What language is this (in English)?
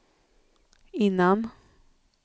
Swedish